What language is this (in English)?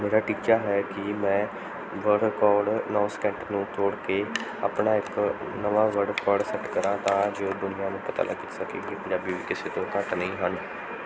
Punjabi